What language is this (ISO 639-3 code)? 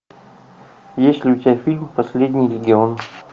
rus